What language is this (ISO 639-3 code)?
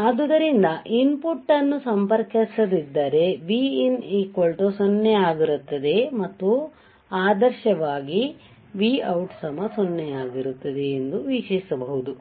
kan